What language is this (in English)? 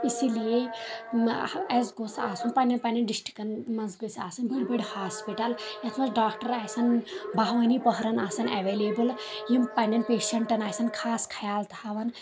Kashmiri